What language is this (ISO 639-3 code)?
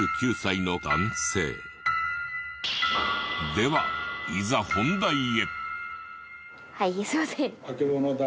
jpn